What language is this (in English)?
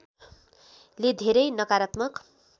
Nepali